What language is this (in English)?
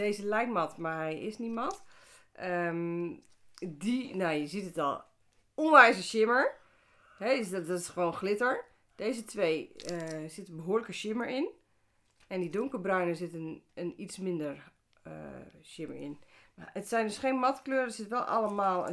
Dutch